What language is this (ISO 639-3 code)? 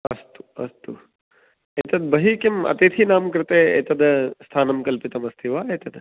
san